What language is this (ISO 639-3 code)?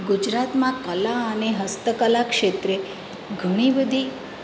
guj